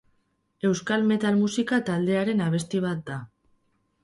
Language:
Basque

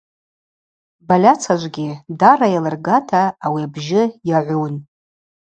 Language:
Abaza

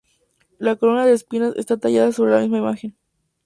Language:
Spanish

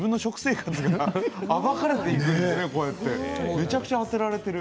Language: Japanese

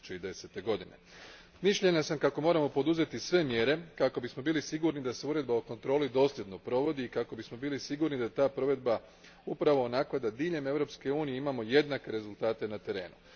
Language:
Croatian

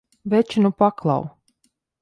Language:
Latvian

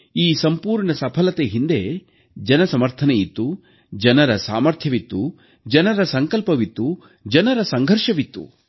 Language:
Kannada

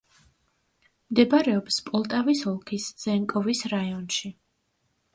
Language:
Georgian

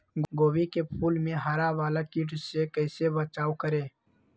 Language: Magahi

